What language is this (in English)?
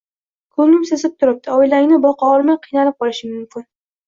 Uzbek